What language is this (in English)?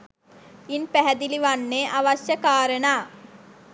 Sinhala